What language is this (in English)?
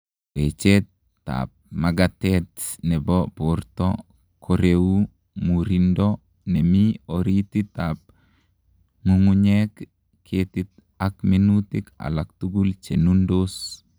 Kalenjin